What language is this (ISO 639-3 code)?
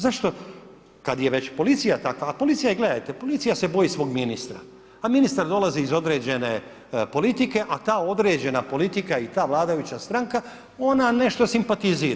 hrv